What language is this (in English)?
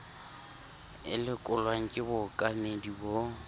Southern Sotho